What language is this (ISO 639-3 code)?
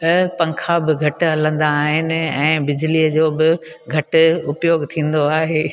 snd